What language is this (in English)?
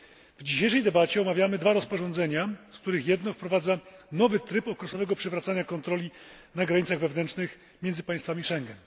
Polish